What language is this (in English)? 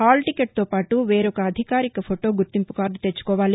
Telugu